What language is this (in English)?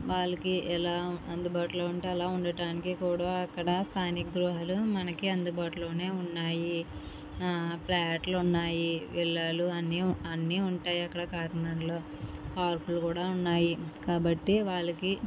Telugu